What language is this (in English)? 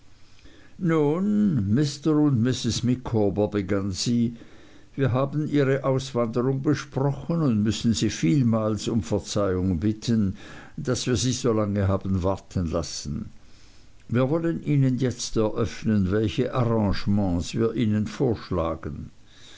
German